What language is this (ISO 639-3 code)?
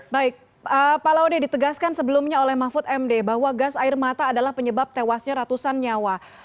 ind